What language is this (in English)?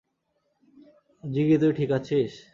Bangla